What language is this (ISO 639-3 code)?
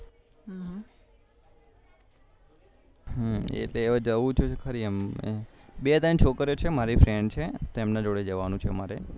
guj